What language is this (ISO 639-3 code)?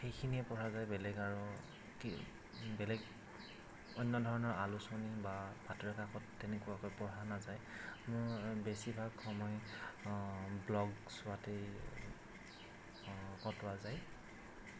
asm